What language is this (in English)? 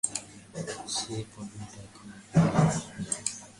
Bangla